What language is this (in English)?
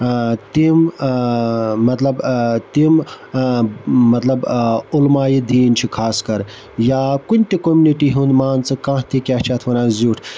Kashmiri